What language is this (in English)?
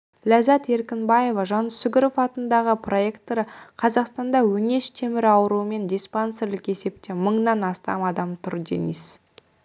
Kazakh